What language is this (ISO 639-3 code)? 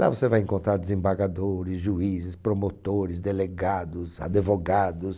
por